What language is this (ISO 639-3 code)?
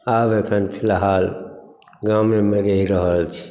mai